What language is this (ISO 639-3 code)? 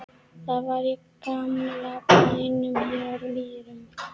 isl